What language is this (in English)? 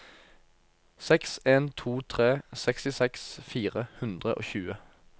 Norwegian